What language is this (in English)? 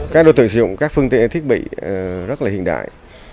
Vietnamese